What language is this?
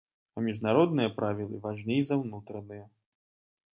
Belarusian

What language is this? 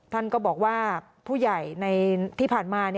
Thai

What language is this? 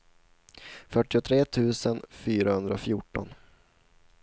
Swedish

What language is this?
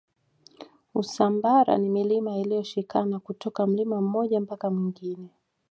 Swahili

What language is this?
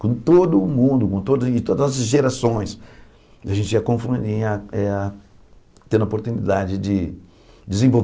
Portuguese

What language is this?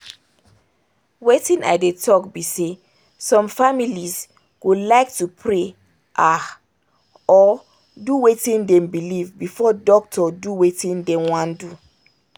Nigerian Pidgin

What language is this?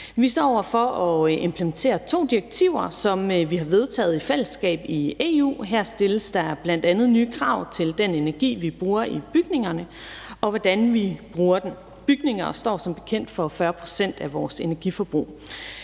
Danish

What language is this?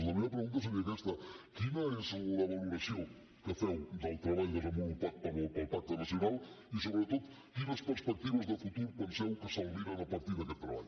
Catalan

